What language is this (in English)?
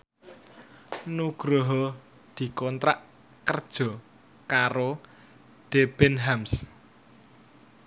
Javanese